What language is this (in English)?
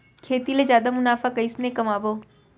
Chhattisgarhi